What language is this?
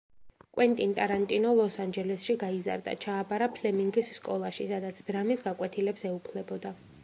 Georgian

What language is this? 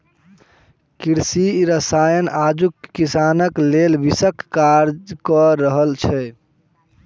Maithili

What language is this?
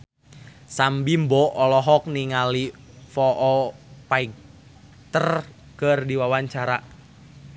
Sundanese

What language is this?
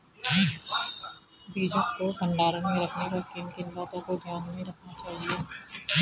Hindi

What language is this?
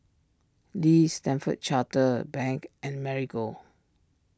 English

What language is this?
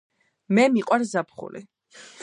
Georgian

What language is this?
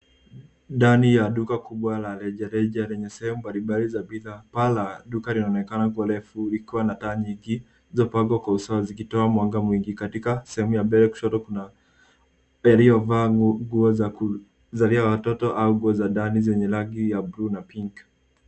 Swahili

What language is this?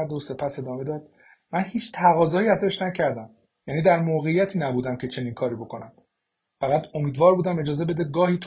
Persian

